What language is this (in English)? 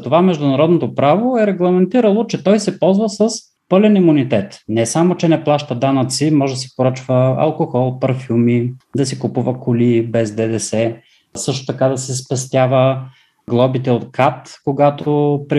Bulgarian